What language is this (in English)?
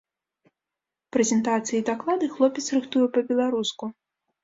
Belarusian